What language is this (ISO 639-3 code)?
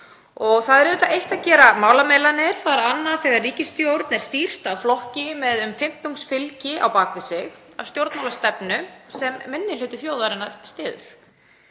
isl